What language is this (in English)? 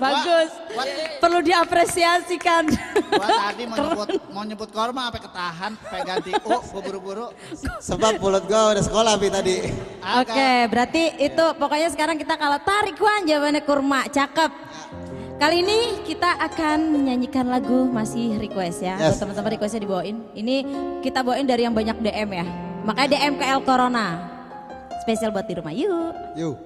Indonesian